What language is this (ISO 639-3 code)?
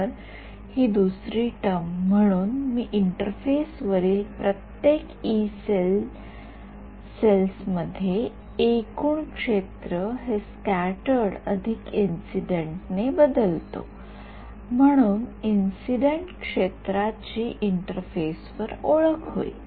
mar